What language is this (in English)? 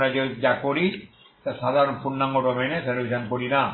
Bangla